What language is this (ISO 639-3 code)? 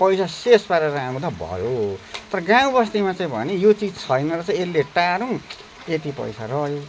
nep